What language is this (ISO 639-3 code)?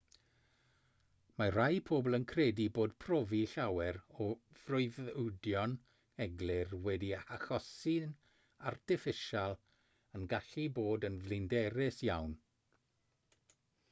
cym